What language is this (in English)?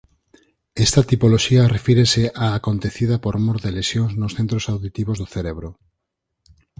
Galician